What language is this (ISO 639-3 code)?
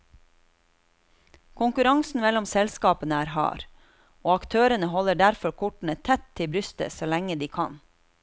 nor